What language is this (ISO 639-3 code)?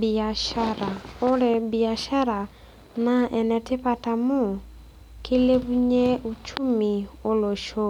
mas